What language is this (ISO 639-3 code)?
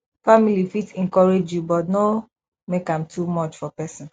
pcm